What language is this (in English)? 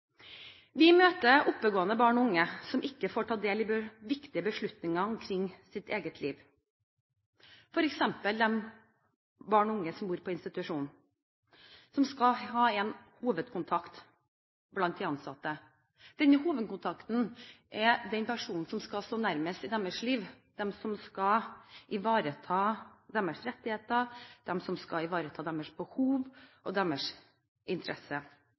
Norwegian Bokmål